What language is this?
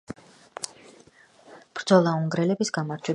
Georgian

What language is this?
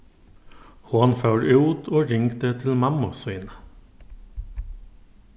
Faroese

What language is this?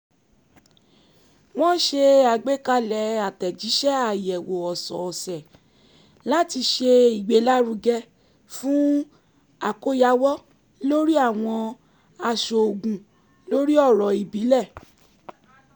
Yoruba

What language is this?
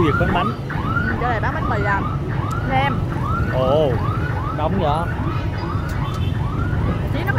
Vietnamese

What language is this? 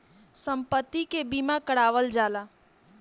Bhojpuri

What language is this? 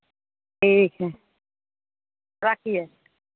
Maithili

